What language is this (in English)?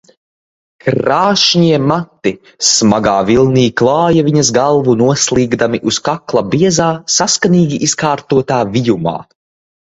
Latvian